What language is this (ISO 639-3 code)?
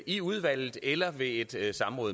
dan